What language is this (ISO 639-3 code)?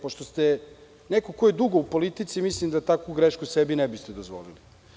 srp